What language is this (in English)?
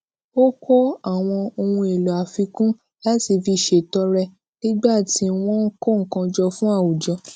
Yoruba